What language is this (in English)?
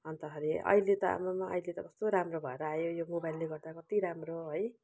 Nepali